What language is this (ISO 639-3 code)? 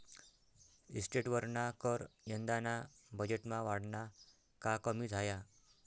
mar